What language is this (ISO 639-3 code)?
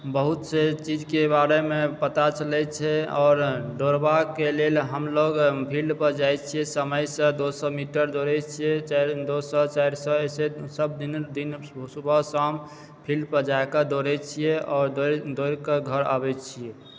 mai